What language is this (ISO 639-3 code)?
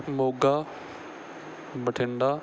pan